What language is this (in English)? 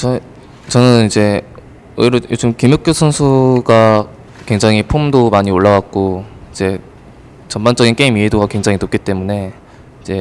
Korean